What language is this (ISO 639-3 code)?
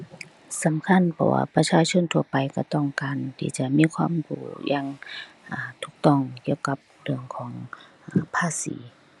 tha